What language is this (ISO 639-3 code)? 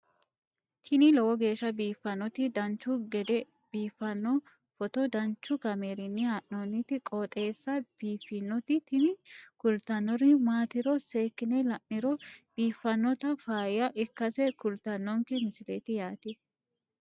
sid